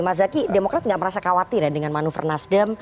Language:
Indonesian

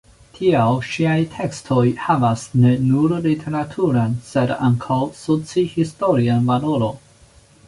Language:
Esperanto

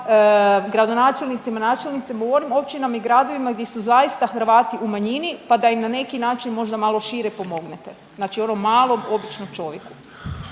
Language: Croatian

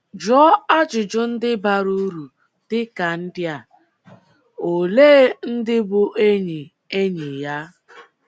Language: Igbo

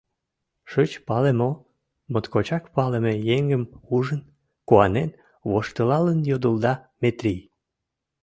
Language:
Mari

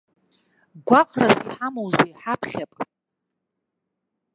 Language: Abkhazian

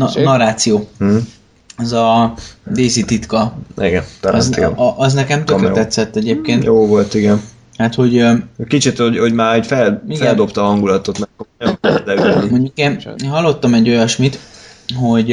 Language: Hungarian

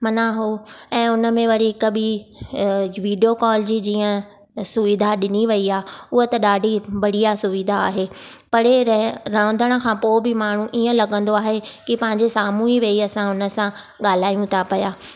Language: Sindhi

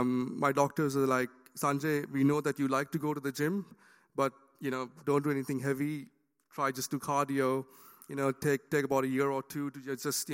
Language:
English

